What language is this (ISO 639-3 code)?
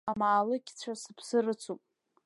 abk